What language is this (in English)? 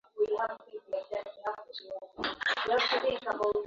Swahili